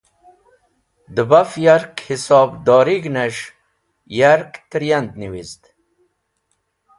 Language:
Wakhi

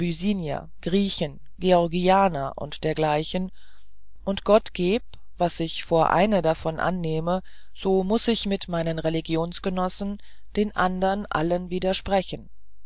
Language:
German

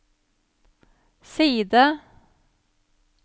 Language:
Norwegian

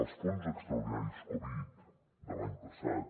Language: Catalan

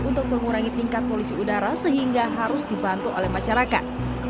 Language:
Indonesian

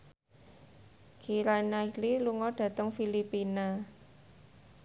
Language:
Javanese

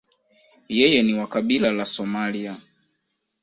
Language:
Swahili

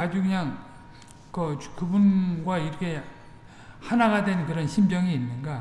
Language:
Korean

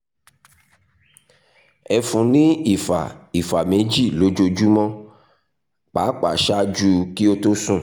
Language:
Yoruba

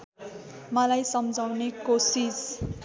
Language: Nepali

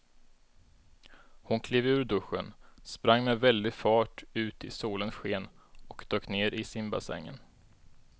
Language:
Swedish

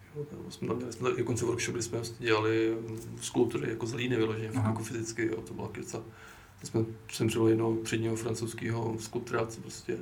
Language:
Czech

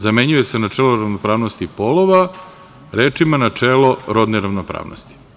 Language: Serbian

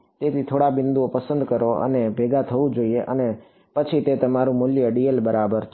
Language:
Gujarati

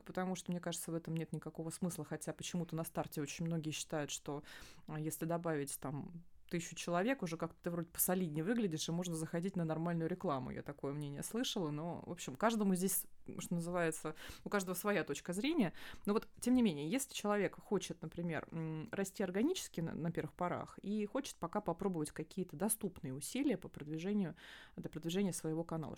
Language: Russian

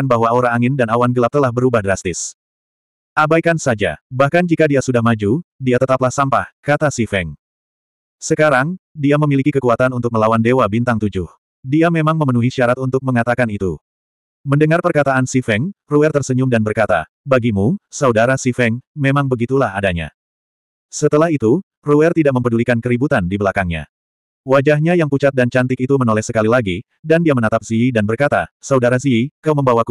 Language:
Indonesian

